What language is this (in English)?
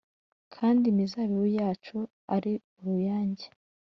Kinyarwanda